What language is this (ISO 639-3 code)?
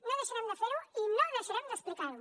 cat